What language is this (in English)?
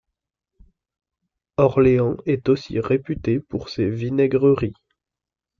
French